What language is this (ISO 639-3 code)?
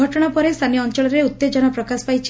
ori